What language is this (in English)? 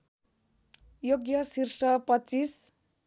Nepali